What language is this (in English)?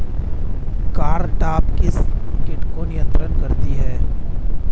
Hindi